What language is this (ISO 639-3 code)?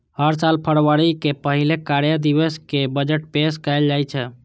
mai